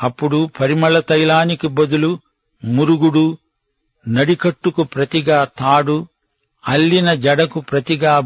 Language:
Telugu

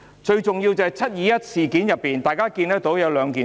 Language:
Cantonese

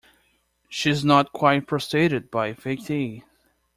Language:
English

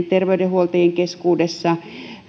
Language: Finnish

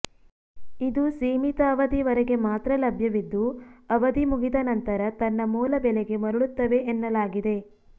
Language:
Kannada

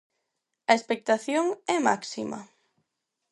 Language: Galician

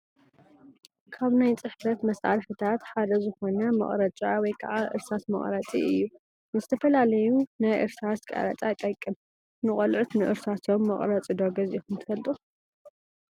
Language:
Tigrinya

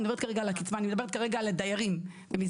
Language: Hebrew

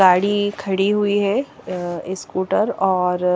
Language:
Hindi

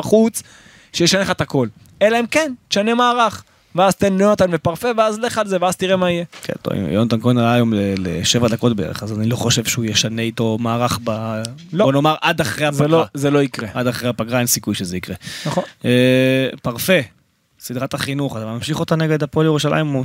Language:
Hebrew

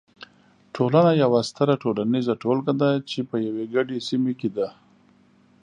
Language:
Pashto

